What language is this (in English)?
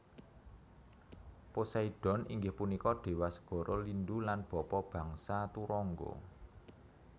Javanese